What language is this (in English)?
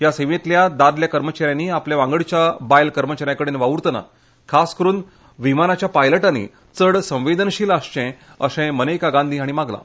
Konkani